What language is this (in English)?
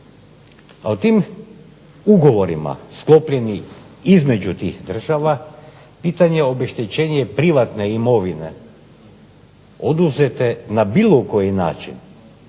Croatian